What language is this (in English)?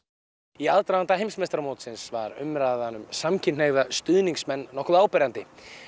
Icelandic